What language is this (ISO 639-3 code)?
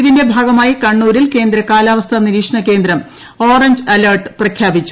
mal